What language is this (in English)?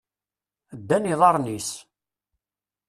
Kabyle